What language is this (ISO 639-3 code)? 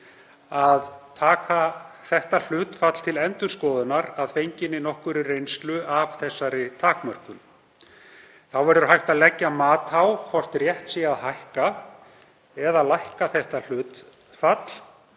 isl